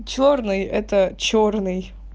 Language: Russian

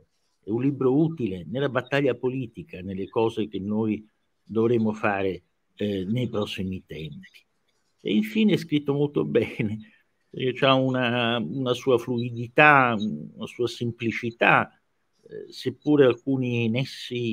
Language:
Italian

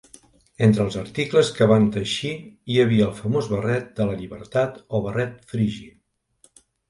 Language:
Catalan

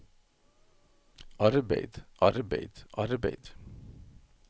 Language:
Norwegian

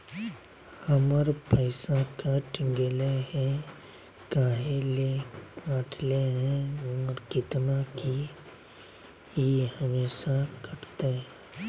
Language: Magahi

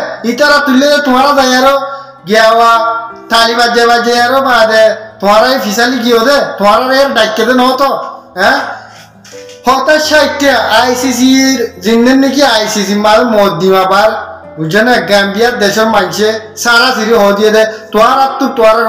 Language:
Turkish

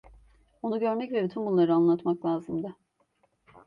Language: Turkish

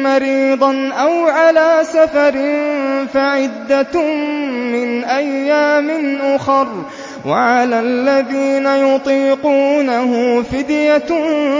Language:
Arabic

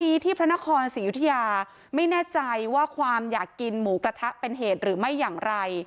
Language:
Thai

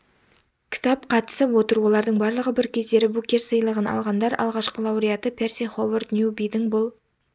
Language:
Kazakh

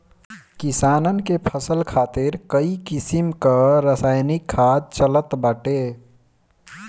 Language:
Bhojpuri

